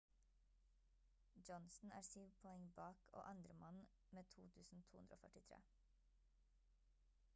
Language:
Norwegian Bokmål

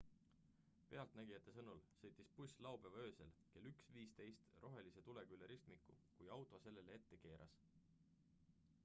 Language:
Estonian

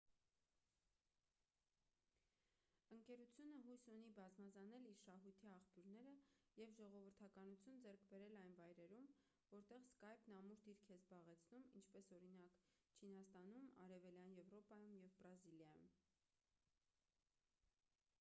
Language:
Armenian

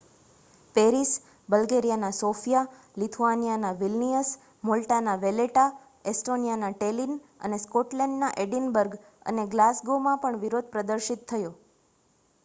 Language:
Gujarati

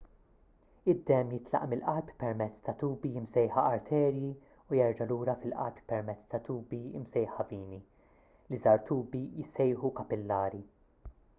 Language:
Maltese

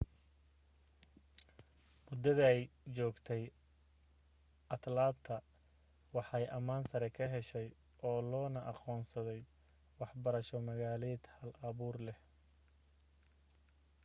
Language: Somali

